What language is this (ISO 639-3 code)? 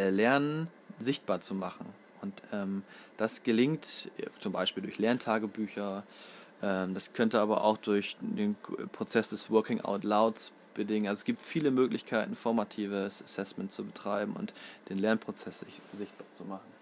deu